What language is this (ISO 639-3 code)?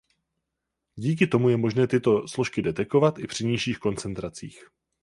ces